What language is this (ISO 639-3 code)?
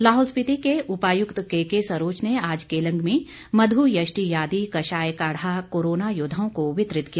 hin